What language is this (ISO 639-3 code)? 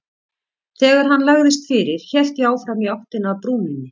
isl